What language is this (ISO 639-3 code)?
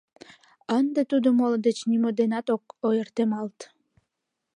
chm